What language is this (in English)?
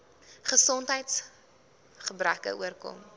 Afrikaans